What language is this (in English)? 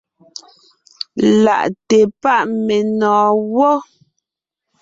Ngiemboon